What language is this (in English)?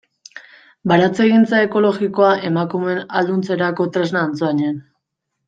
Basque